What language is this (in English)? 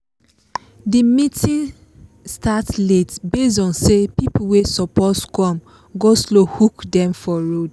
Nigerian Pidgin